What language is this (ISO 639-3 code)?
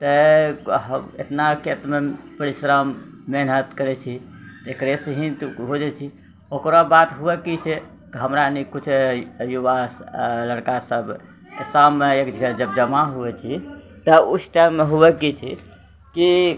mai